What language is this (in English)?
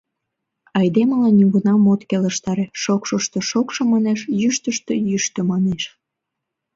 Mari